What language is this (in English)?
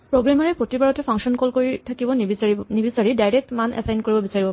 Assamese